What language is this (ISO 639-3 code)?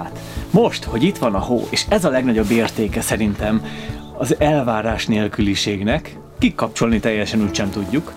hun